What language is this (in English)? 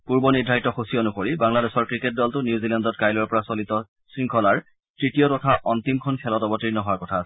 Assamese